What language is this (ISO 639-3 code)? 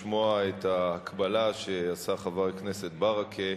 heb